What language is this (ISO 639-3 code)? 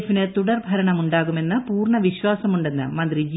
mal